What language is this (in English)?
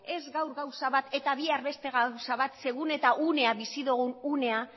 Basque